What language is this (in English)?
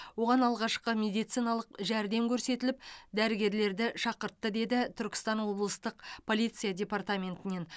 Kazakh